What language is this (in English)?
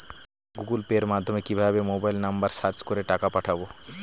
Bangla